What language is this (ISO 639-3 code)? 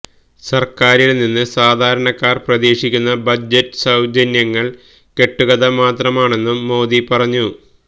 mal